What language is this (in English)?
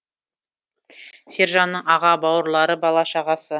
Kazakh